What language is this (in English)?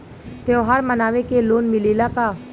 Bhojpuri